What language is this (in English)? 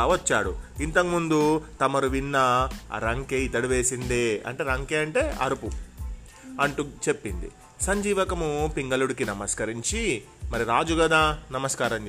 Telugu